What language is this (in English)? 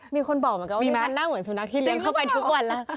Thai